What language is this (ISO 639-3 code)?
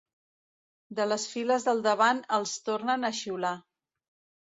cat